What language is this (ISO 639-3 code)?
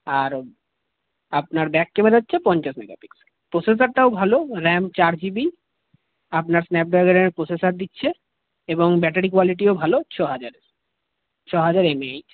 ben